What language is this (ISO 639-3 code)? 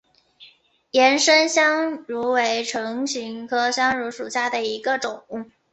zho